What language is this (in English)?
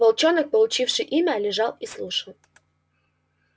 Russian